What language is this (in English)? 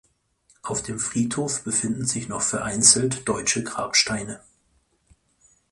German